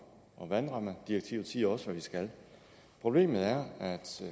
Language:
Danish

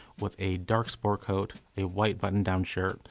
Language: English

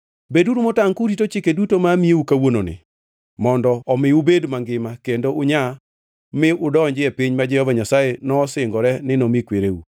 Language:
Luo (Kenya and Tanzania)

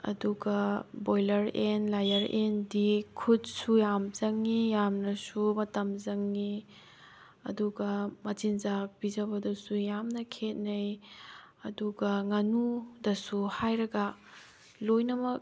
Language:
Manipuri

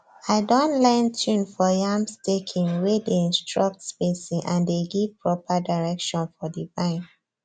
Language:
Nigerian Pidgin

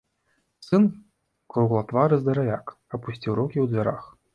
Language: Belarusian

